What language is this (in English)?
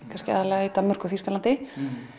Icelandic